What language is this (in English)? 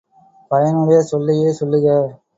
Tamil